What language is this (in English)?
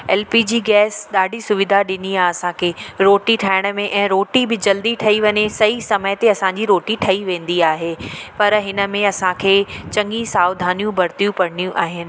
Sindhi